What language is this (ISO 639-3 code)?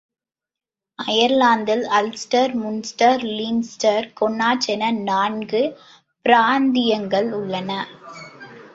tam